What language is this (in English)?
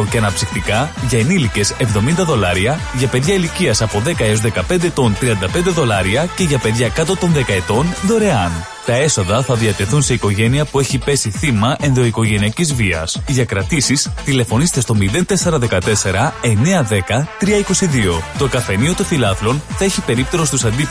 Greek